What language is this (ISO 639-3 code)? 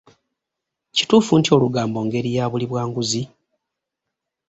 lug